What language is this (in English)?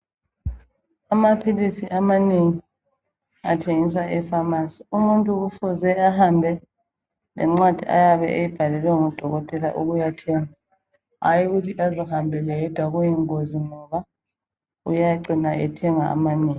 North Ndebele